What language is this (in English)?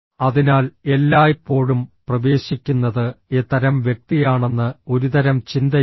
Malayalam